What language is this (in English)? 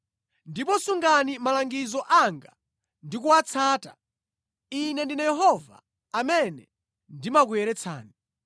Nyanja